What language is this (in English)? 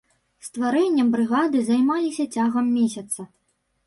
Belarusian